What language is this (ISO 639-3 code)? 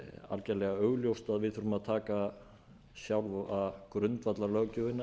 isl